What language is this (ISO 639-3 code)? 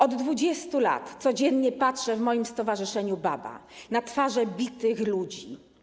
pol